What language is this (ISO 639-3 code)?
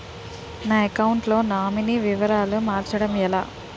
tel